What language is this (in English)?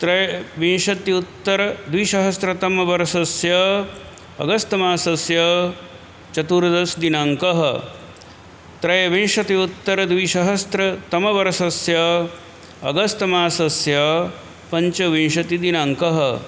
Sanskrit